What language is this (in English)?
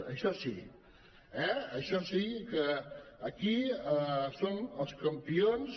Catalan